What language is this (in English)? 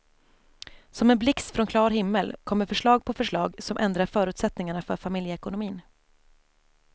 Swedish